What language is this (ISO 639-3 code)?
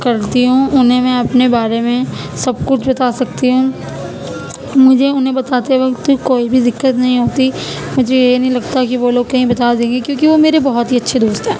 urd